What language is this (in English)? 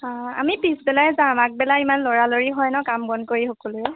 Assamese